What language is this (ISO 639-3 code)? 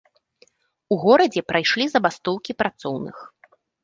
bel